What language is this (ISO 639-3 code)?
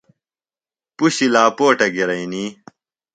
phl